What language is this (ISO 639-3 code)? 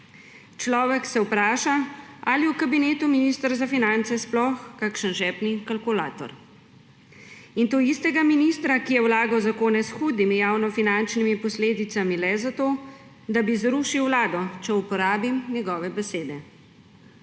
slv